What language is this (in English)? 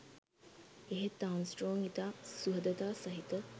Sinhala